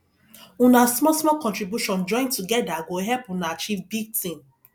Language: Nigerian Pidgin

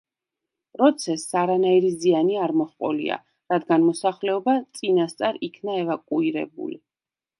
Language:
Georgian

